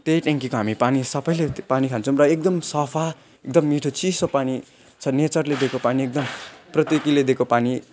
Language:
Nepali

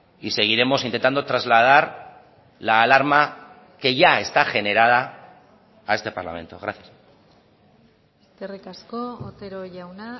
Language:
Spanish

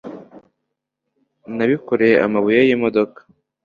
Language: Kinyarwanda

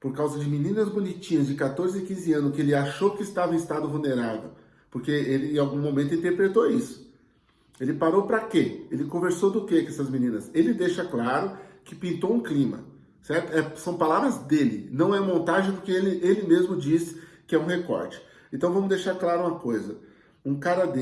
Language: Portuguese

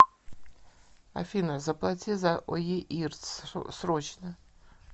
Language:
Russian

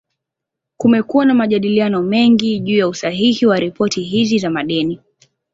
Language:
Swahili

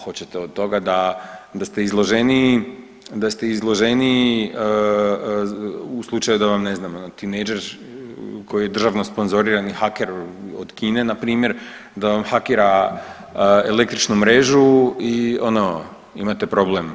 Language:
Croatian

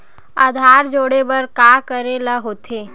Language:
Chhattisgarhi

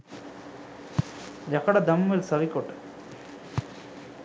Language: Sinhala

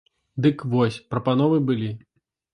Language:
Belarusian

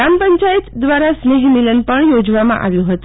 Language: Gujarati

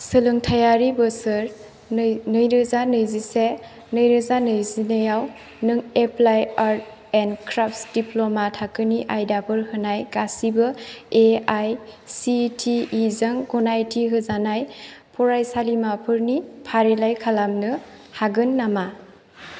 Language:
Bodo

